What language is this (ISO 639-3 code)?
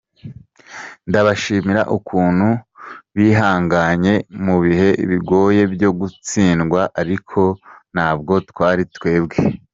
kin